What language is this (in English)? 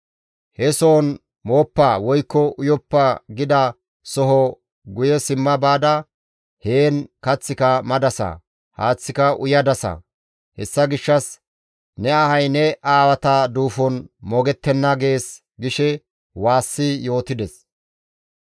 Gamo